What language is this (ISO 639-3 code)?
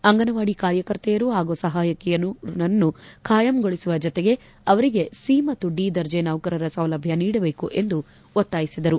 kan